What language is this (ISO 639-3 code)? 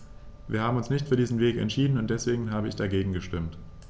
deu